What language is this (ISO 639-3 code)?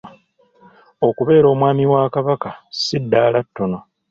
lug